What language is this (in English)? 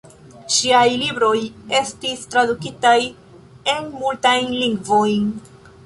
Esperanto